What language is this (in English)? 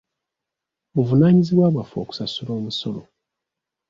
Ganda